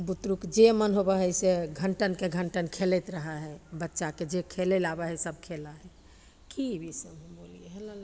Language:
Maithili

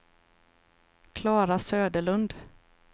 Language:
Swedish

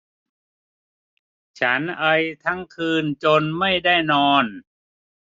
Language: Thai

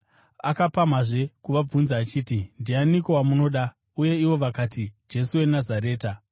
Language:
Shona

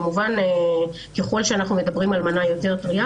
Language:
Hebrew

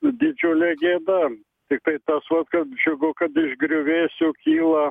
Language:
Lithuanian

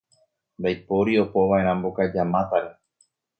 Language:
Guarani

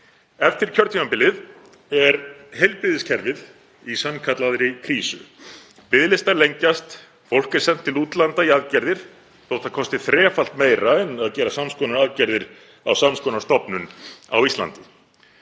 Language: Icelandic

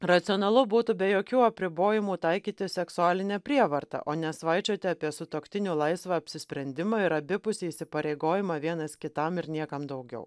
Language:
Lithuanian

